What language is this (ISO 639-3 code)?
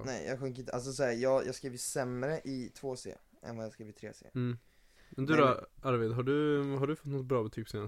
swe